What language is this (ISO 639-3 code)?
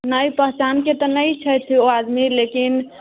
mai